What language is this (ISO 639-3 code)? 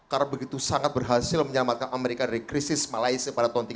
ind